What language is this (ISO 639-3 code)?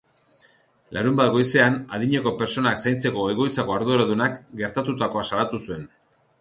eus